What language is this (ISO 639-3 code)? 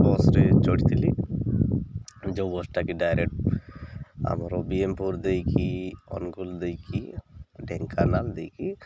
ori